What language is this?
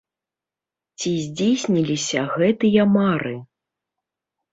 Belarusian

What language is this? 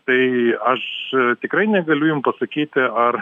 Lithuanian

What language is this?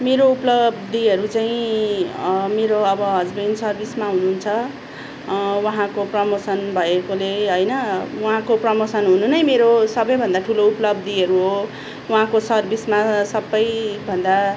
Nepali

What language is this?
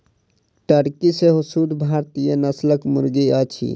Maithili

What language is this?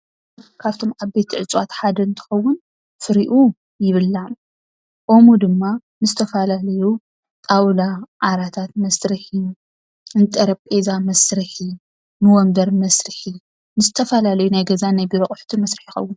Tigrinya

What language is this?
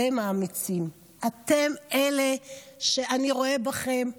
Hebrew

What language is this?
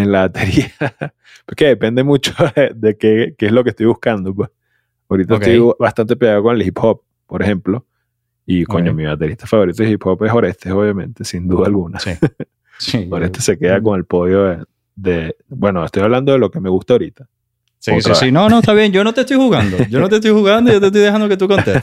Spanish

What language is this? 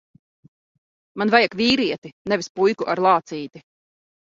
Latvian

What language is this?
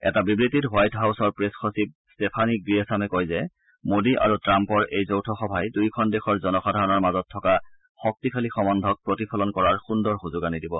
Assamese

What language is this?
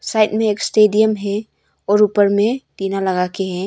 Hindi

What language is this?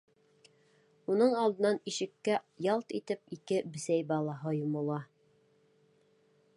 Bashkir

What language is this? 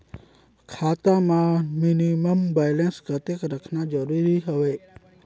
Chhattisgarhi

